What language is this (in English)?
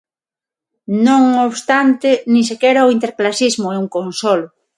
Galician